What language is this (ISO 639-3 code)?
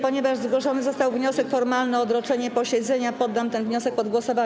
pol